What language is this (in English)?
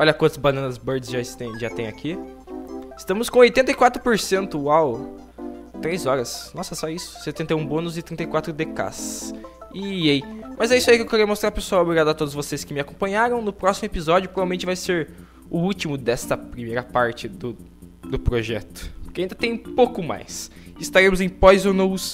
Portuguese